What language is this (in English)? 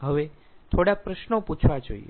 Gujarati